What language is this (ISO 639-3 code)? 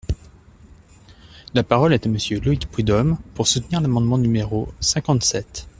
fra